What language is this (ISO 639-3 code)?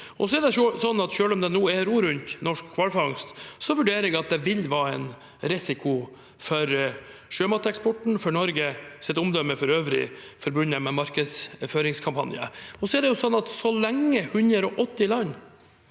nor